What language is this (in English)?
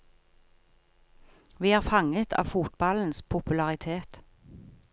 Norwegian